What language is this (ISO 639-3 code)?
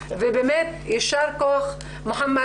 heb